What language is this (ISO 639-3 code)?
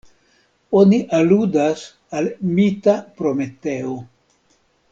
epo